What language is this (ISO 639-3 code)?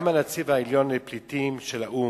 heb